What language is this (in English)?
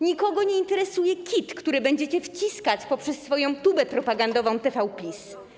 Polish